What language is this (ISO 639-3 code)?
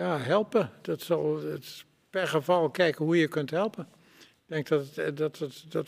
nld